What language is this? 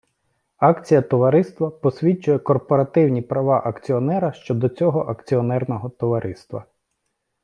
Ukrainian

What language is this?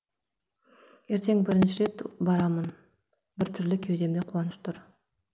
Kazakh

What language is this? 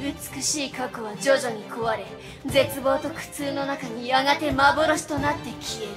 Japanese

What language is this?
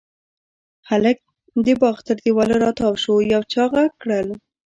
Pashto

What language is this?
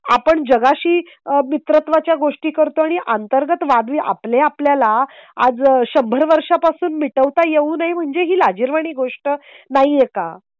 Marathi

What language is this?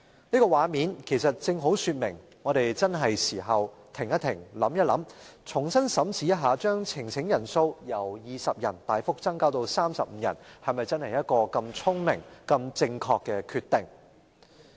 Cantonese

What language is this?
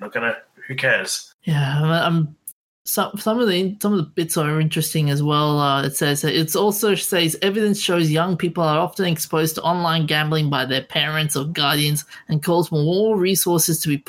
English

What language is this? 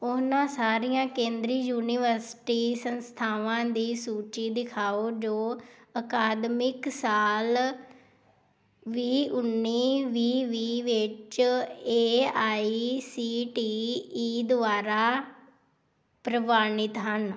Punjabi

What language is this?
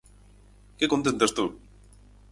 Galician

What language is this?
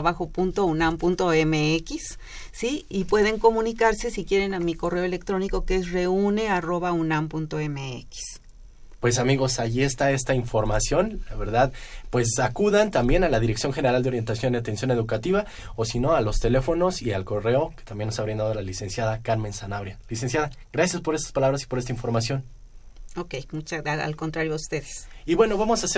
Spanish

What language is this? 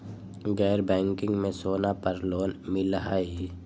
Magahi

